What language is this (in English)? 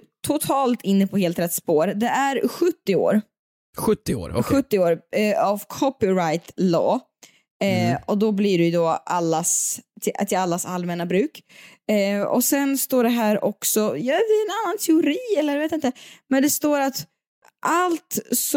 Swedish